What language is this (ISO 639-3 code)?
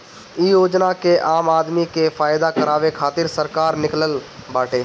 bho